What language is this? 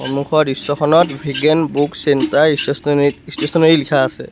Assamese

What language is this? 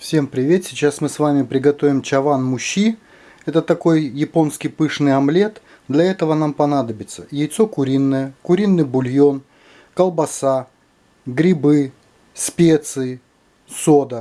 Russian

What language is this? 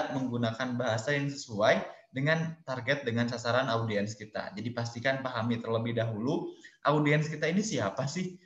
Indonesian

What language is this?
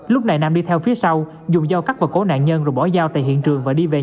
Vietnamese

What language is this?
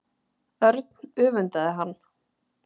Icelandic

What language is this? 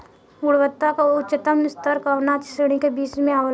Bhojpuri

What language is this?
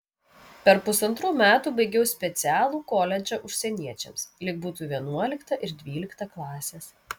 Lithuanian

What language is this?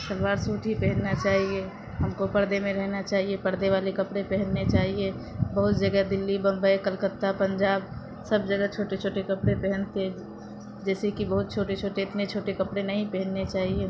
Urdu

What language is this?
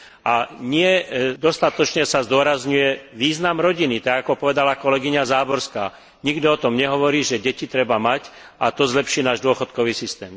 Slovak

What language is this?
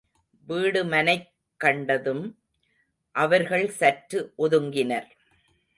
Tamil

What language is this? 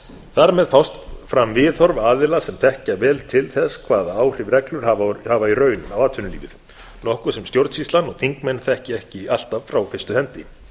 Icelandic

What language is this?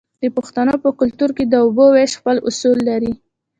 Pashto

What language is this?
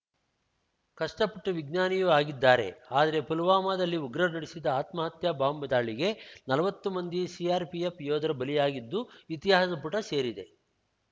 Kannada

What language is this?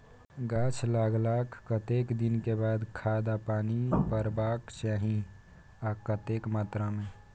Maithili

